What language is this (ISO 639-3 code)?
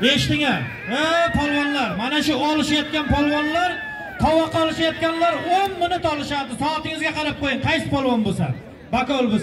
tur